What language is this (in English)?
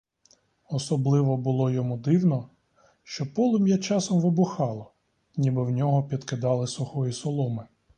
Ukrainian